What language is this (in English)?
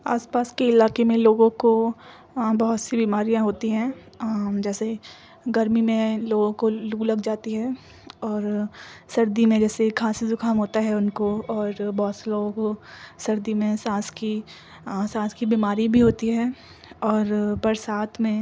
Urdu